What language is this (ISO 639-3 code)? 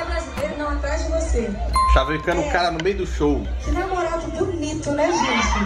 por